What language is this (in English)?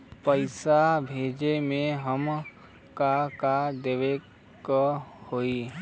Bhojpuri